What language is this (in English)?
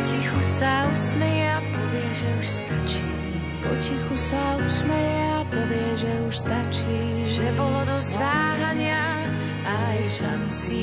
Slovak